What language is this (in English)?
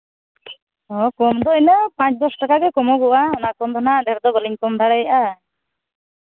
Santali